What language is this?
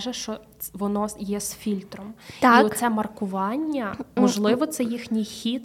Ukrainian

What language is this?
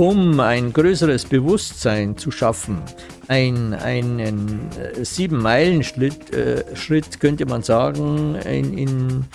German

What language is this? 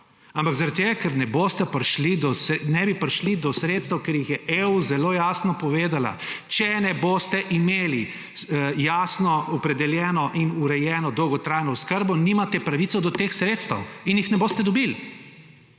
Slovenian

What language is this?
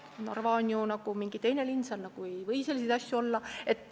Estonian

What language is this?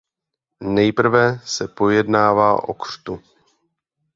Czech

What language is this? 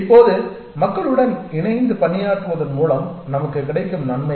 Tamil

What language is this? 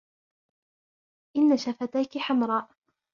Arabic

